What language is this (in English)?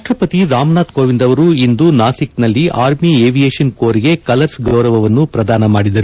Kannada